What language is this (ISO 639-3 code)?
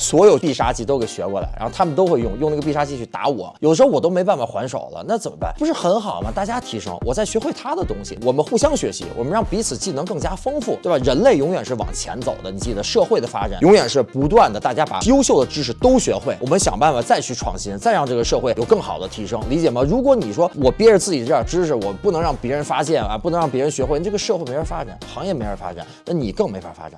zho